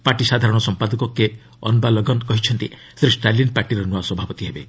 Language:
Odia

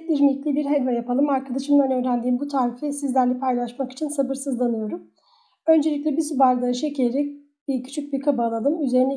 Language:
Turkish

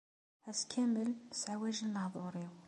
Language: Kabyle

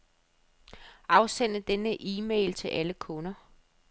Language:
Danish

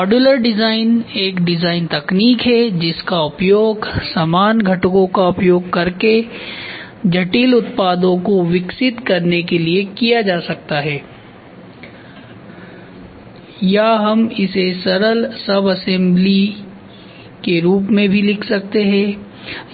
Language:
Hindi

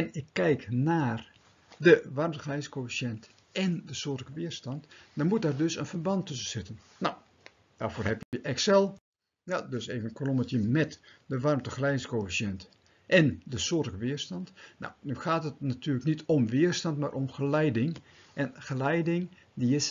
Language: Dutch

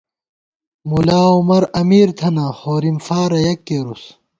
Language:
Gawar-Bati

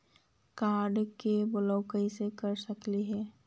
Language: Magahi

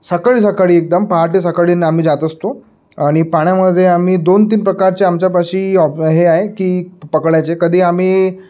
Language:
Marathi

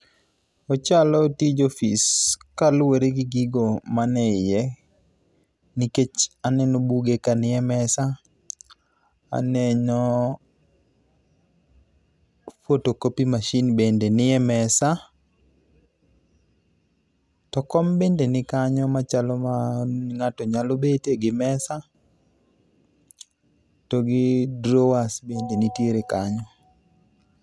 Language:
Luo (Kenya and Tanzania)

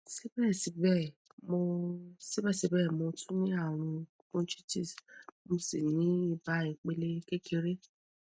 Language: Yoruba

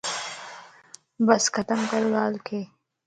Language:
Lasi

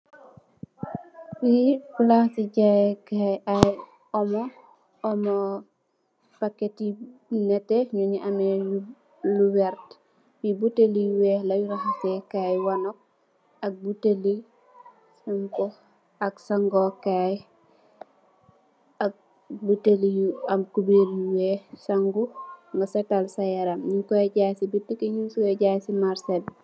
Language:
Wolof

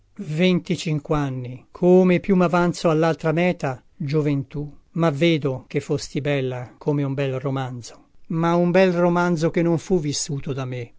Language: Italian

